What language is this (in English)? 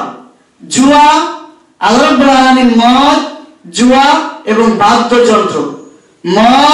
Arabic